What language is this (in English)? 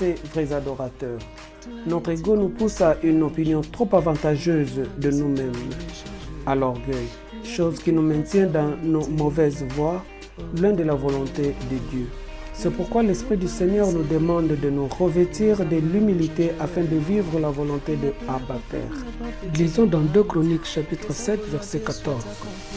French